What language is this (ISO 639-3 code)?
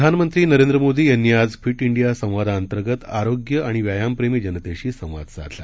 mar